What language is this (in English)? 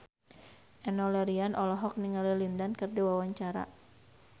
Sundanese